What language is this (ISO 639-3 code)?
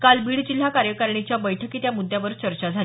mar